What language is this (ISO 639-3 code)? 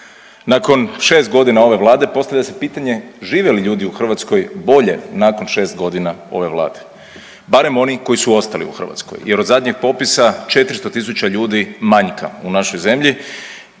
hrv